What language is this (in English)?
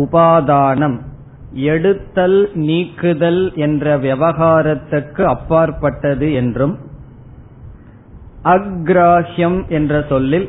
Tamil